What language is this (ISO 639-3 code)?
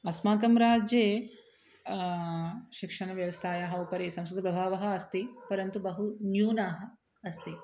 san